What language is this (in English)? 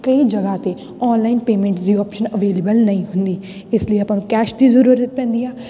Punjabi